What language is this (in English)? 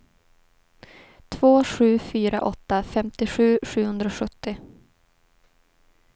Swedish